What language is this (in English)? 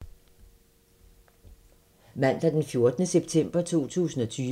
Danish